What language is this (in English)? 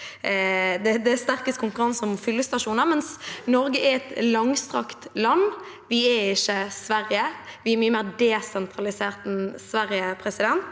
Norwegian